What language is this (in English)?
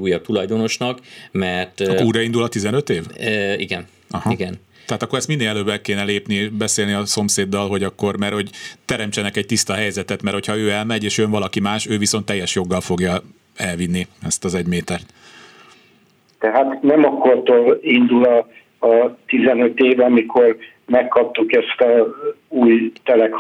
Hungarian